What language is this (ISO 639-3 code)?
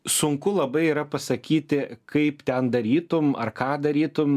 lit